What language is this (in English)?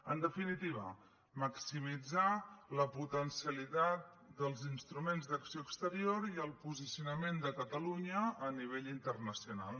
Catalan